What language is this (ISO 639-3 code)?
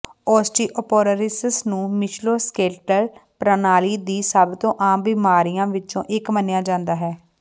pan